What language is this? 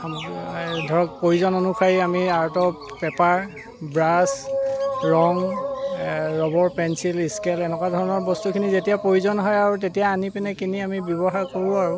Assamese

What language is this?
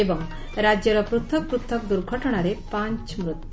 Odia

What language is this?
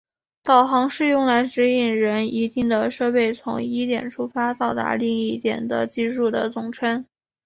Chinese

